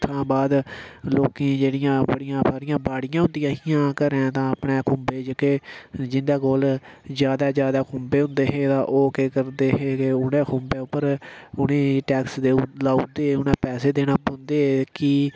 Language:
Dogri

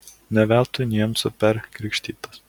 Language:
Lithuanian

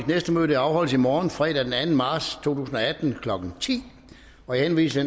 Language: Danish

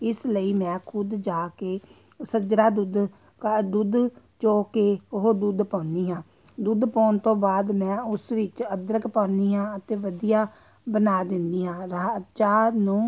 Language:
Punjabi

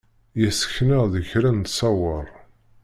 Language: Kabyle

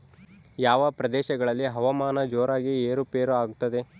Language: Kannada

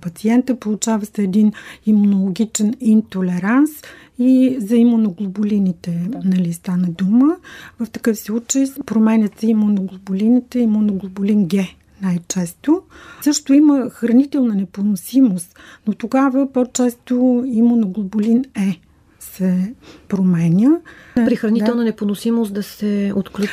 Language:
Bulgarian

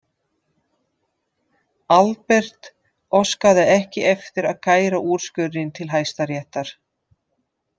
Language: Icelandic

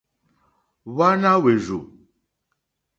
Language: Mokpwe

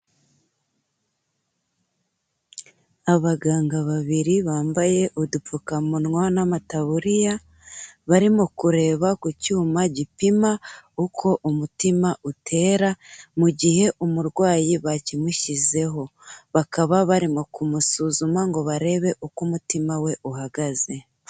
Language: Kinyarwanda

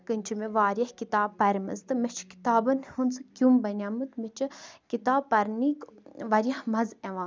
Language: Kashmiri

